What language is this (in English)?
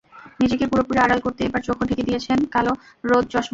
Bangla